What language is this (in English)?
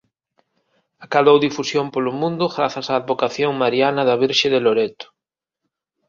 Galician